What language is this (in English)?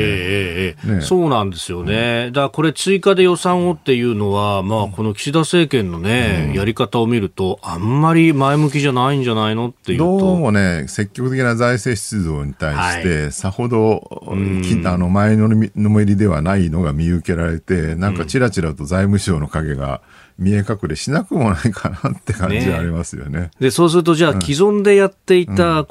Japanese